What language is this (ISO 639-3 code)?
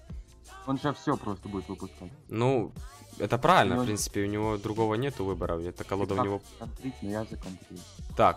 rus